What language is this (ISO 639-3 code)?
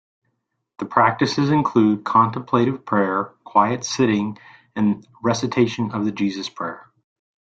eng